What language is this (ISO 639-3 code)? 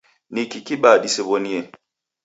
dav